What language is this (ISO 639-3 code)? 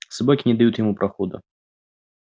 rus